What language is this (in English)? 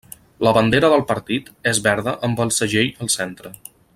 Catalan